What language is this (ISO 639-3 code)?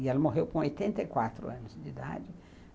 por